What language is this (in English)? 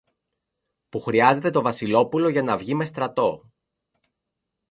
Greek